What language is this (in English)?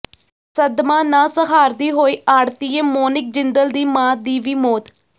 Punjabi